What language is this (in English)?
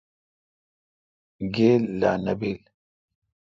Kalkoti